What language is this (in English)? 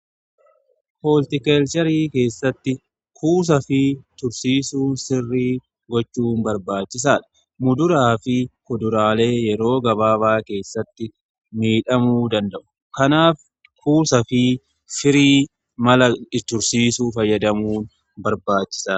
Oromo